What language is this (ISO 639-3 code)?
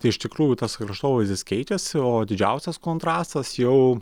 lit